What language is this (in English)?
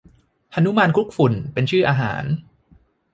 Thai